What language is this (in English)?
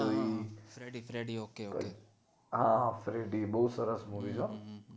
Gujarati